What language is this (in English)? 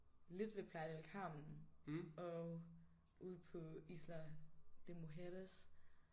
Danish